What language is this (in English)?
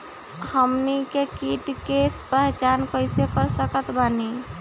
Bhojpuri